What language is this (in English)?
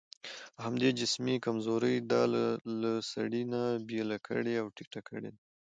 Pashto